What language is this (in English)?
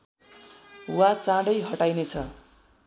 Nepali